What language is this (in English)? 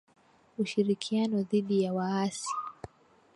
Swahili